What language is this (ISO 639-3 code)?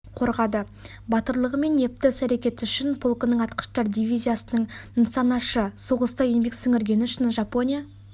kaz